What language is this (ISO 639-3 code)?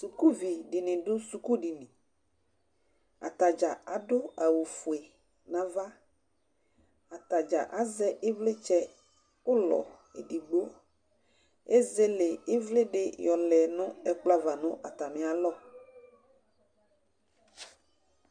kpo